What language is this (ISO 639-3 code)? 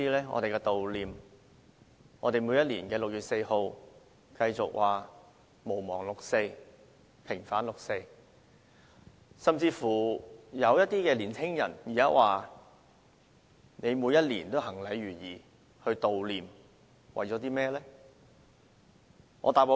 yue